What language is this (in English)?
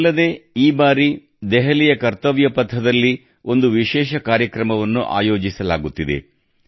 Kannada